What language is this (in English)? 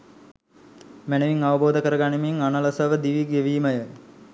Sinhala